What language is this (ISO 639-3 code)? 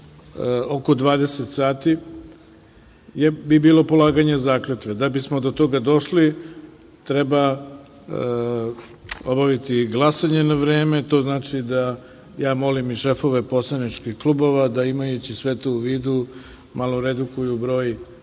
srp